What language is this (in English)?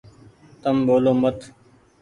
Goaria